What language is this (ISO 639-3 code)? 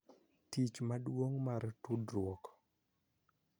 luo